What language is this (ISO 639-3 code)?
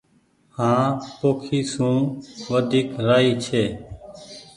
gig